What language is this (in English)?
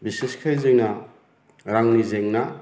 Bodo